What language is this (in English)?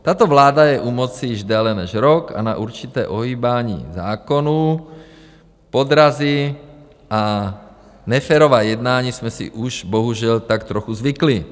Czech